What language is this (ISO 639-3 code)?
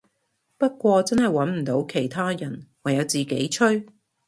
yue